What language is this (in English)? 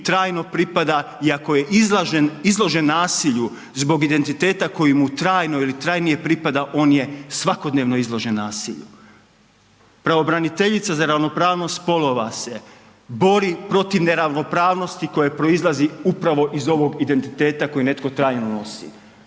Croatian